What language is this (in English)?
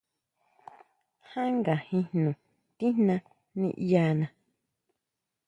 Huautla Mazatec